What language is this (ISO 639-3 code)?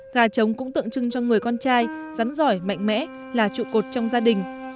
vie